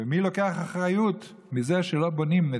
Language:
Hebrew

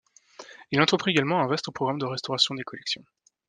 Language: French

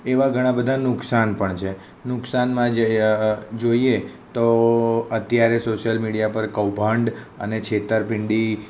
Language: Gujarati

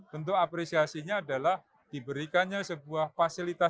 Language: Indonesian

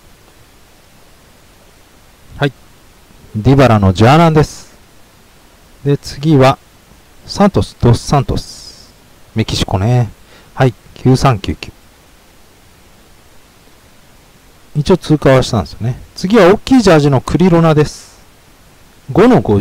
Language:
Japanese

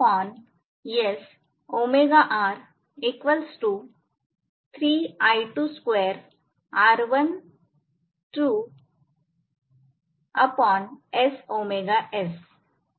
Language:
Marathi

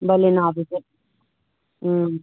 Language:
Manipuri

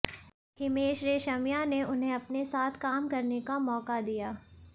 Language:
Hindi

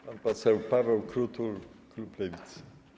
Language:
Polish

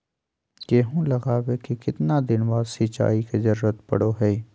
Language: Magahi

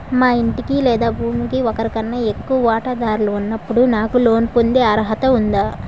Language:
Telugu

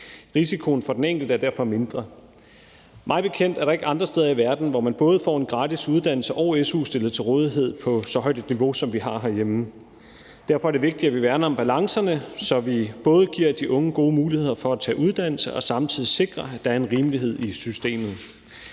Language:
Danish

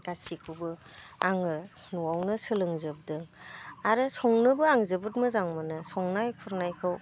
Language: Bodo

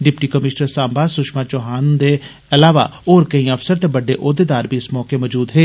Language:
Dogri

